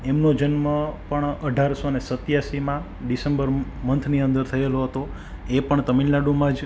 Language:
Gujarati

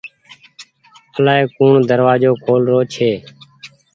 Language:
Goaria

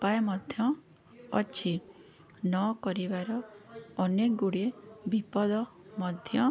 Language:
Odia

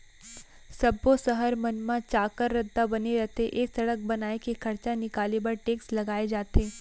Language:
Chhattisgarhi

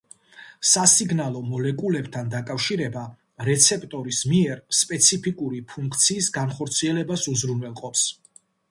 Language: Georgian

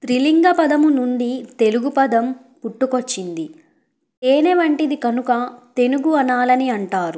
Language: Telugu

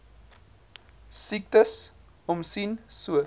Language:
Afrikaans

